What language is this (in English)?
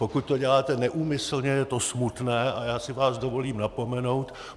Czech